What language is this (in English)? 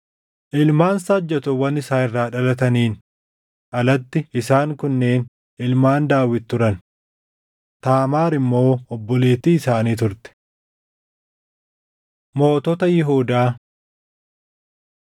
Oromo